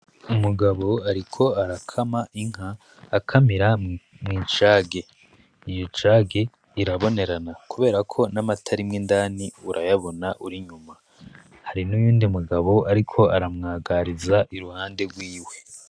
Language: Rundi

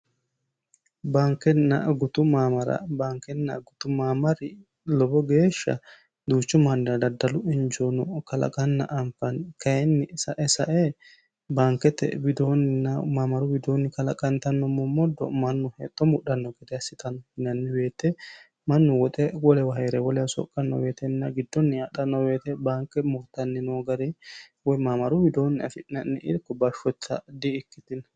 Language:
Sidamo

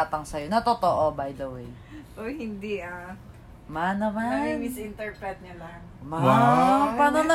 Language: Filipino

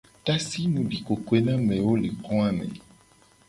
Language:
Gen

